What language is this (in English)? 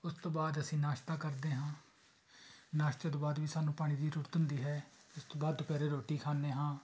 Punjabi